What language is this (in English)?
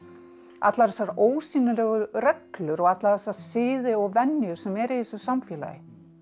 Icelandic